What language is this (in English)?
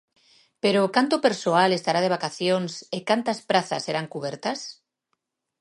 Galician